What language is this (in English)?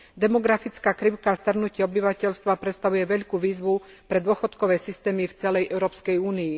Slovak